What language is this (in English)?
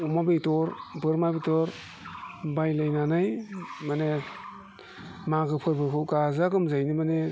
Bodo